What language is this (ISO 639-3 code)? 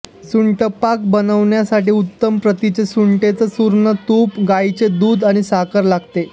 mar